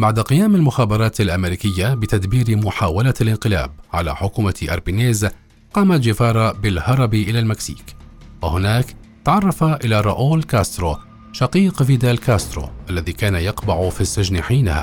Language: Arabic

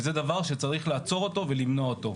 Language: Hebrew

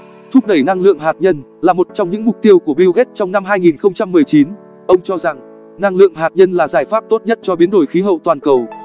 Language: Vietnamese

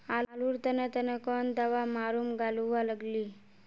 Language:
Magahi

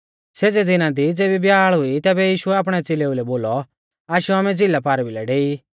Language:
Mahasu Pahari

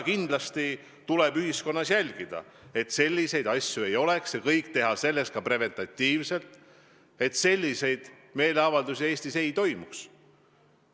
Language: Estonian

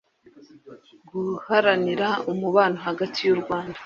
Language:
Kinyarwanda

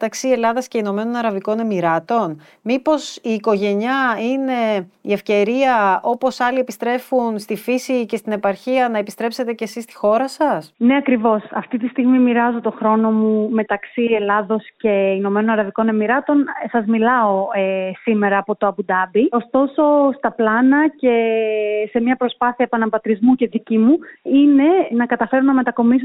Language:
Greek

